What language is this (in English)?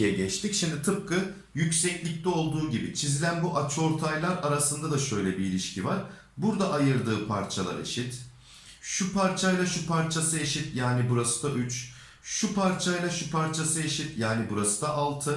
Turkish